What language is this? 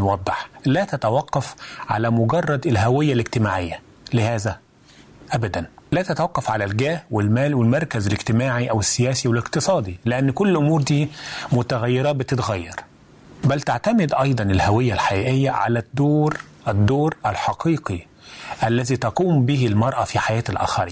Arabic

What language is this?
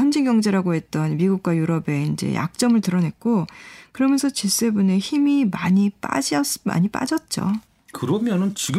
Korean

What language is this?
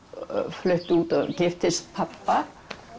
Icelandic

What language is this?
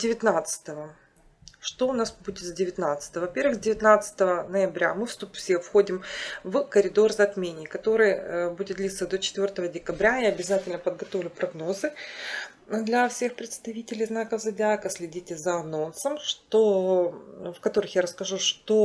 Russian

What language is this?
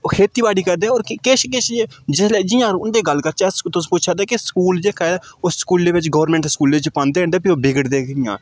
Dogri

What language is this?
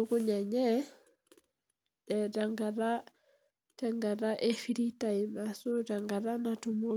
Masai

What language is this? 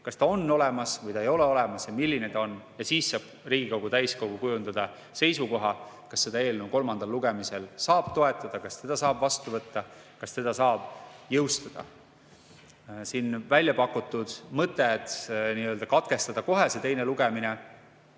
Estonian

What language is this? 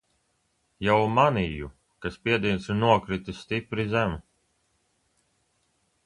Latvian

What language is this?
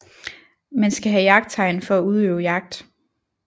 Danish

